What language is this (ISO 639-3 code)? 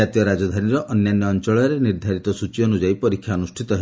ori